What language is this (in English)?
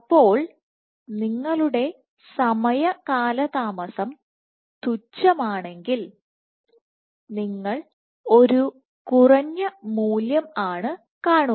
Malayalam